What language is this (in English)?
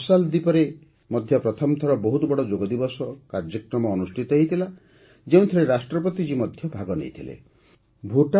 Odia